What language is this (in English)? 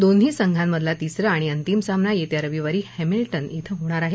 Marathi